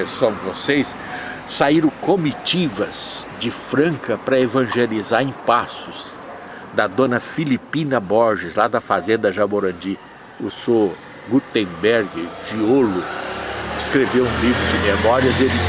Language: Portuguese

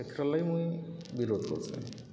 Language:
Odia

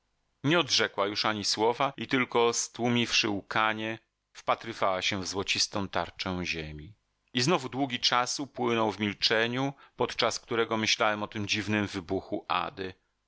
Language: Polish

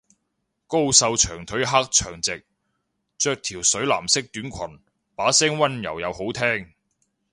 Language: Cantonese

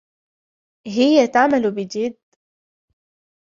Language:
Arabic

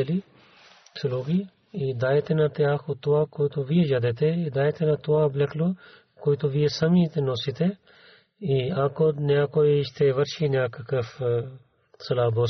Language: Bulgarian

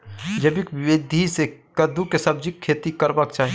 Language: Maithili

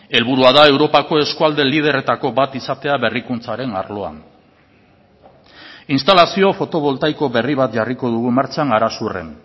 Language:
Basque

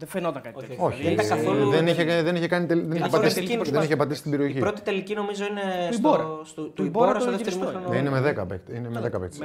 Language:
Greek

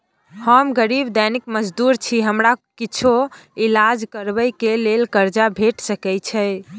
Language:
Maithili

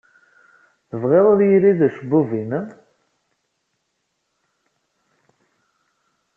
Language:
Kabyle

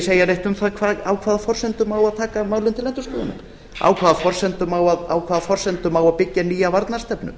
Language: Icelandic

